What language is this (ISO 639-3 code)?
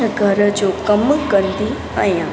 snd